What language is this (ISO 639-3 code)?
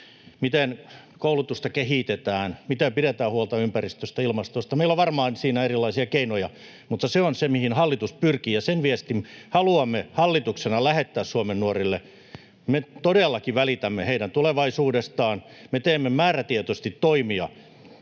fin